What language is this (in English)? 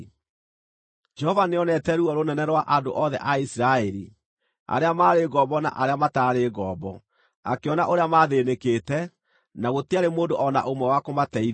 Kikuyu